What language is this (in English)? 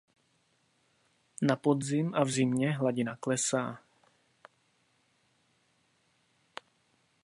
Czech